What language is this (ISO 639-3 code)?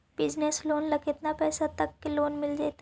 mag